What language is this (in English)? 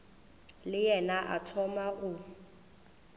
Northern Sotho